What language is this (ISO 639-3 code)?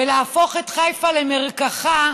heb